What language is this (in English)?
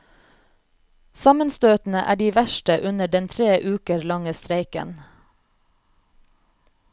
Norwegian